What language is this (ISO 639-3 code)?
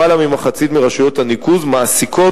heb